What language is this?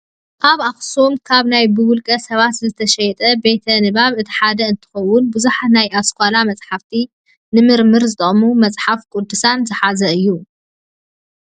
Tigrinya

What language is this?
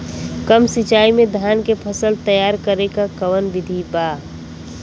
Bhojpuri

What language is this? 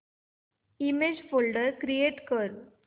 Marathi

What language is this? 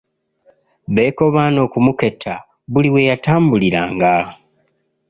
Ganda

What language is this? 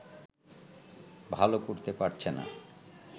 Bangla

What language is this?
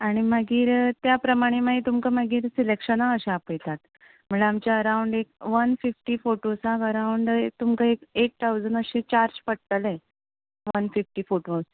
Konkani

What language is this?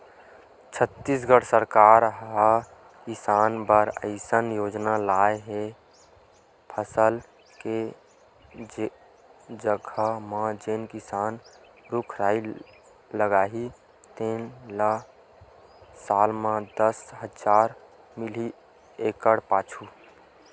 Chhattisgarhi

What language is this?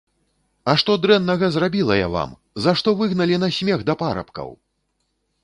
Belarusian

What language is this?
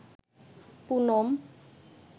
Bangla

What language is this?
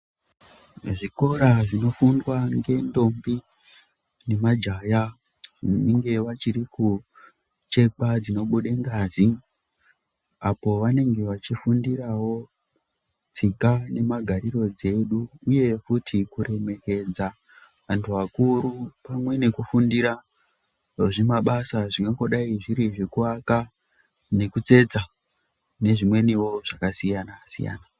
Ndau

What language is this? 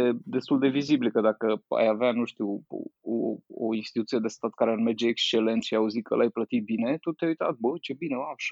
Romanian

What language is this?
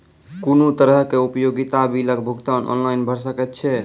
Maithili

